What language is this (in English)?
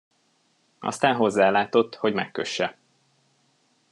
Hungarian